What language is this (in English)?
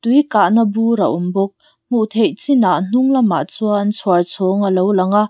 Mizo